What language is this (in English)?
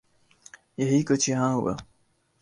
Urdu